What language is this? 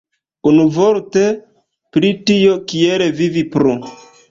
Esperanto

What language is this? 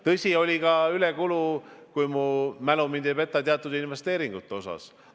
Estonian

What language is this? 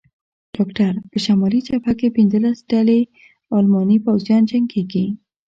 Pashto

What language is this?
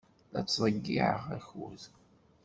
Kabyle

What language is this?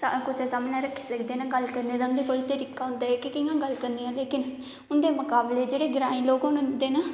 Dogri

